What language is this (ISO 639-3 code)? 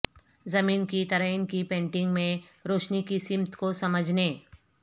urd